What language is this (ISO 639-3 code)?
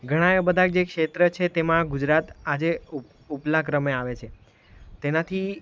guj